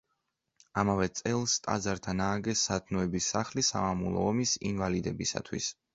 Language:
Georgian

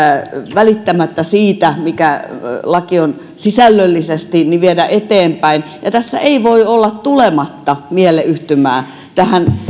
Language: Finnish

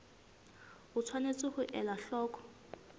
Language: Southern Sotho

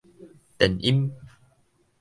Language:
Min Nan Chinese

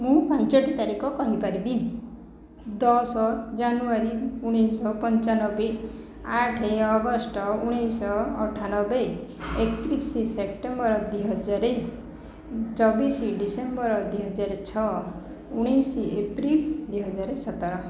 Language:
Odia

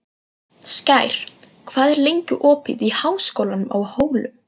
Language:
Icelandic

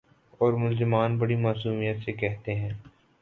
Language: Urdu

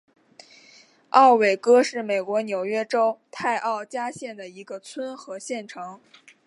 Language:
Chinese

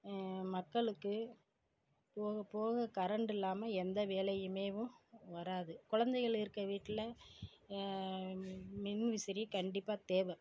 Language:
Tamil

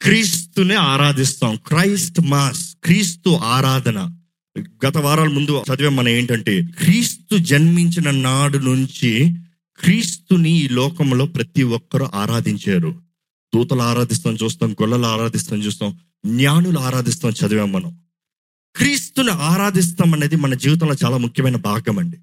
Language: Telugu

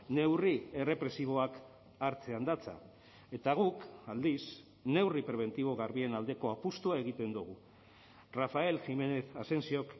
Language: Basque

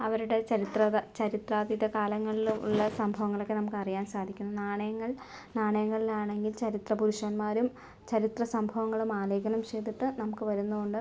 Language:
Malayalam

